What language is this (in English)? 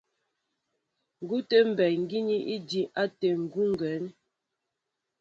Mbo (Cameroon)